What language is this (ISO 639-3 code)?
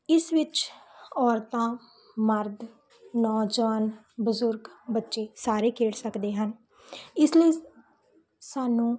pan